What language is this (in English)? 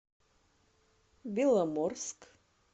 Russian